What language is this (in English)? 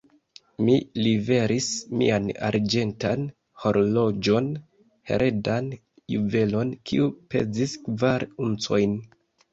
Esperanto